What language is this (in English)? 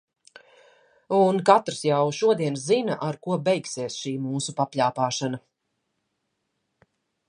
Latvian